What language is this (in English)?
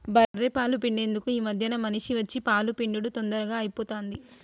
Telugu